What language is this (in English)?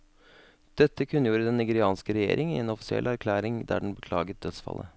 Norwegian